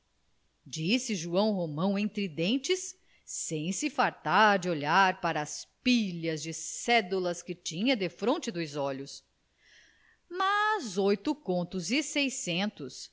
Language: Portuguese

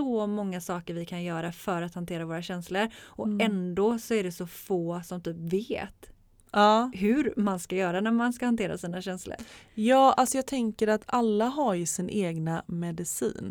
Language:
Swedish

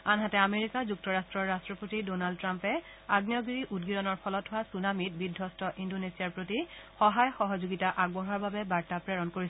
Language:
Assamese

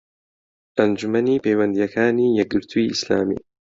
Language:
Central Kurdish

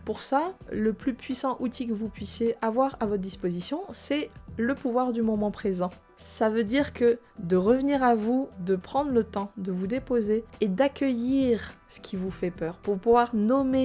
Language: French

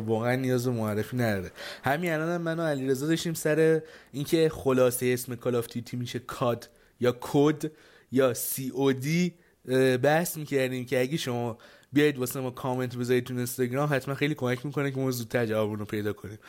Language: Persian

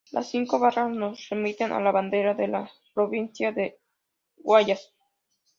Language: Spanish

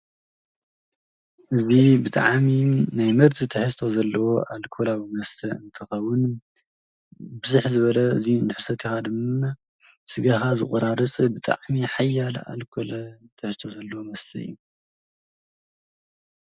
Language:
Tigrinya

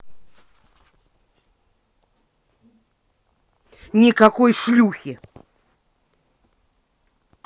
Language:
Russian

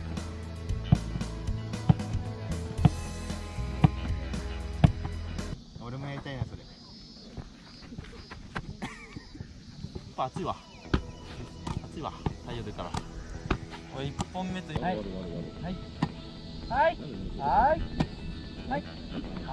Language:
Japanese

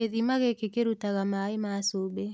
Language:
Kikuyu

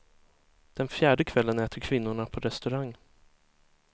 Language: Swedish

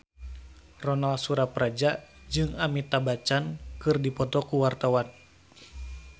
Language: Sundanese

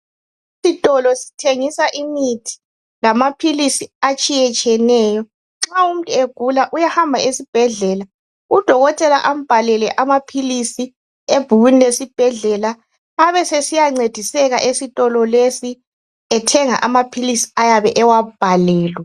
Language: North Ndebele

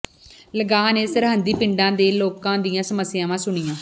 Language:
Punjabi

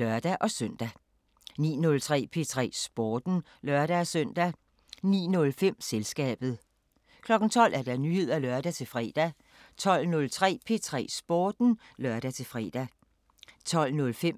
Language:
Danish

